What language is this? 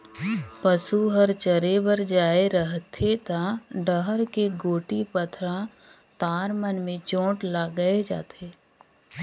Chhattisgarhi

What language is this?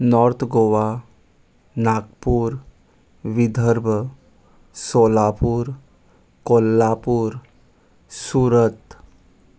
Konkani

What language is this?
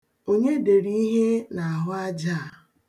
Igbo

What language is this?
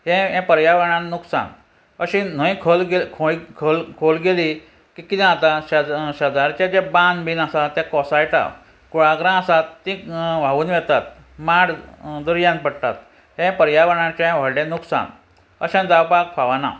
Konkani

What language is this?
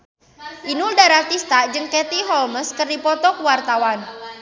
Sundanese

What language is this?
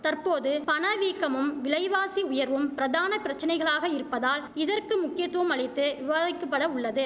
Tamil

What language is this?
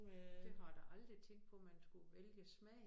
Danish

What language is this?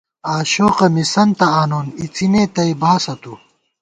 Gawar-Bati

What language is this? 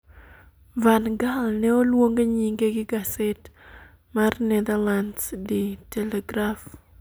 Luo (Kenya and Tanzania)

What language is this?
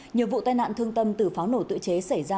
Vietnamese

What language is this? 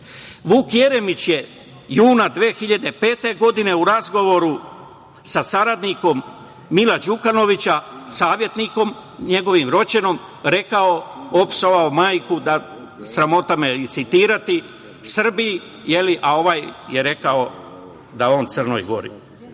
Serbian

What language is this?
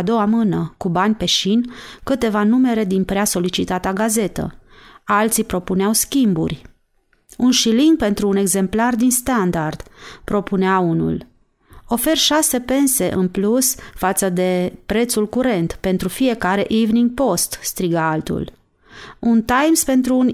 Romanian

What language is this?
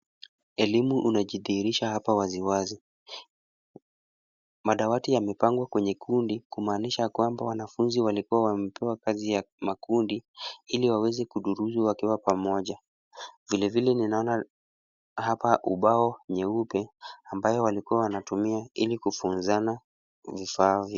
Swahili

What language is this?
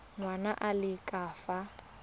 Tswana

